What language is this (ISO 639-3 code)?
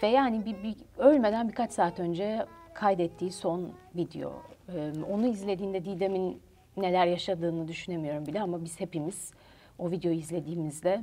tur